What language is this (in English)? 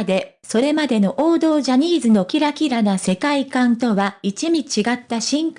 Japanese